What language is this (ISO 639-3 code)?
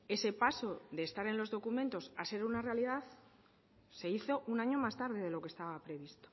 spa